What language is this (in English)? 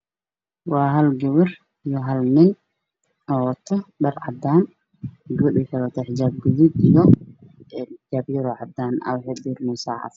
Somali